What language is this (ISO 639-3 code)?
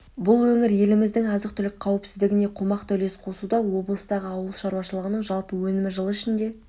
kaz